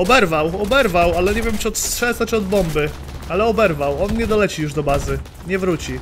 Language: Polish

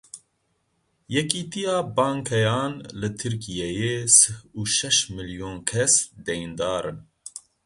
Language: Kurdish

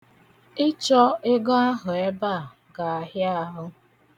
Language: Igbo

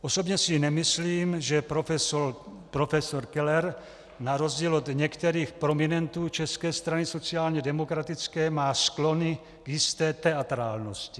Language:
Czech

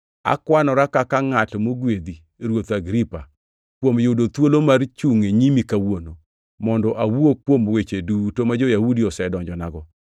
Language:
Luo (Kenya and Tanzania)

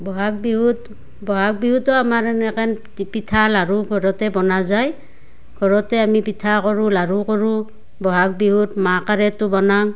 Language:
Assamese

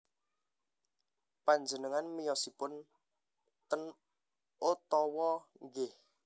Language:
Javanese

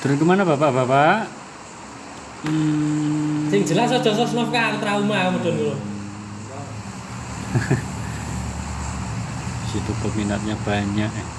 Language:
Indonesian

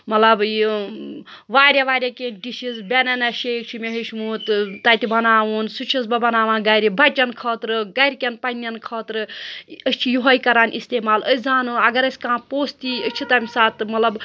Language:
Kashmiri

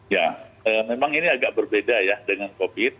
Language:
Indonesian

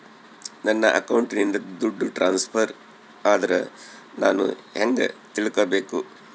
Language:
Kannada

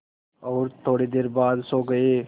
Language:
Hindi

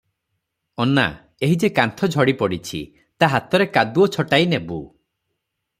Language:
Odia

